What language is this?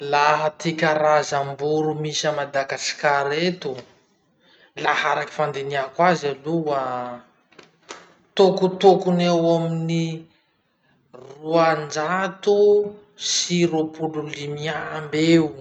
Masikoro Malagasy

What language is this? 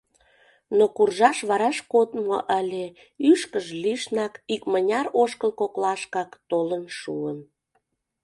Mari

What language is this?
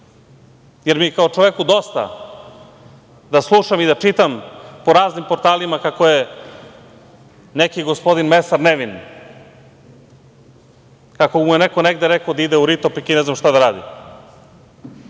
Serbian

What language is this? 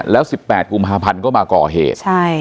Thai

